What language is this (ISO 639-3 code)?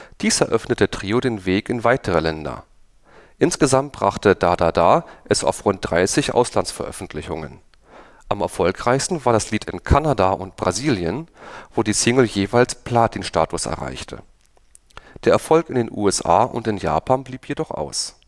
deu